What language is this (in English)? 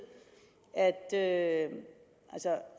Danish